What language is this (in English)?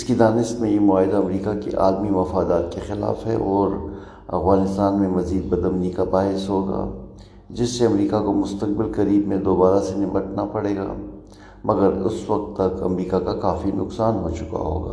Urdu